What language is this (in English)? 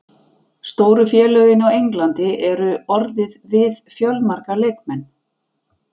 Icelandic